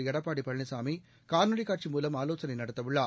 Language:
Tamil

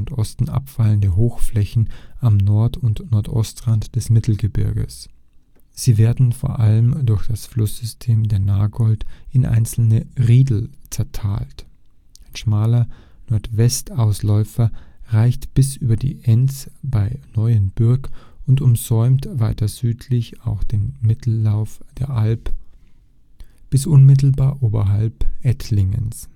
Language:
German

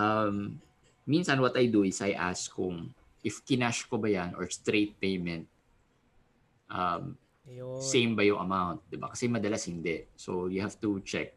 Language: Filipino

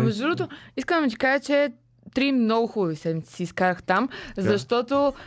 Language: Bulgarian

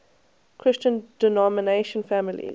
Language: English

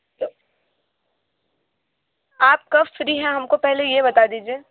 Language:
Hindi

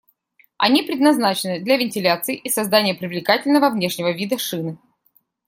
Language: Russian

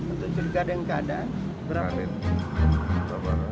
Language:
Indonesian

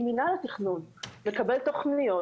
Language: Hebrew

